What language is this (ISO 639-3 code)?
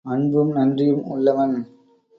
tam